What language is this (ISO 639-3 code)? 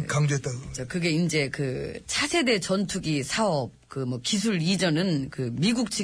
kor